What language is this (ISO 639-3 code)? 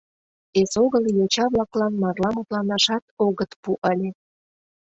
chm